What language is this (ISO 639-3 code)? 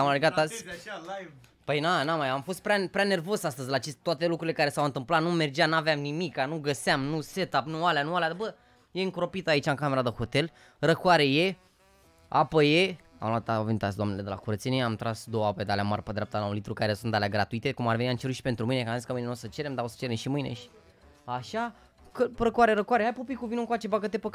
ron